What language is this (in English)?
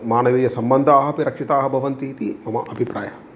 Sanskrit